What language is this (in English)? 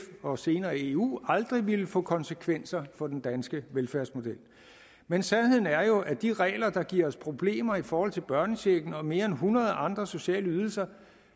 Danish